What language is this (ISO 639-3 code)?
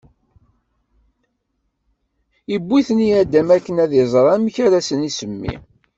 kab